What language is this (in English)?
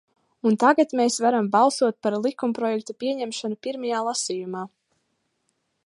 Latvian